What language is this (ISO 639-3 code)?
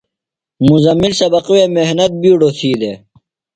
phl